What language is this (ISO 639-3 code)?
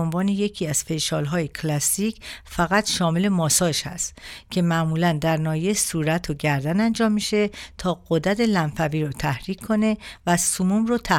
fas